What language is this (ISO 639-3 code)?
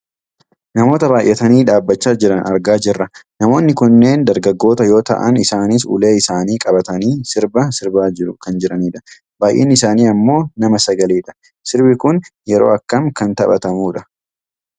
orm